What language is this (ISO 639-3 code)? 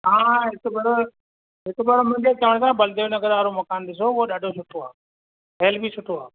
snd